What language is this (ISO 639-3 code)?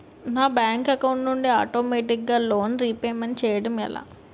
tel